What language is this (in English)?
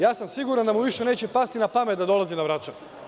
Serbian